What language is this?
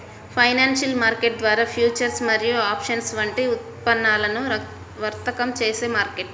Telugu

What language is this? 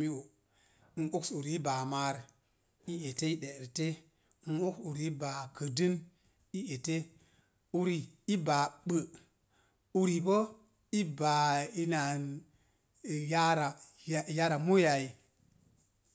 Mom Jango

